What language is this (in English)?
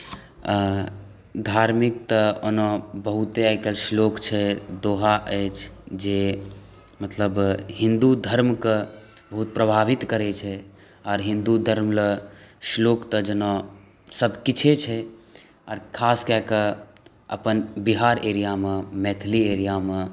Maithili